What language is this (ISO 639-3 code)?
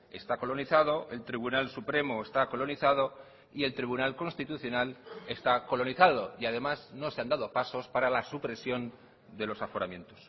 spa